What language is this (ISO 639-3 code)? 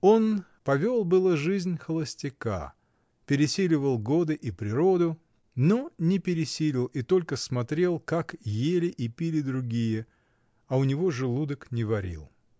rus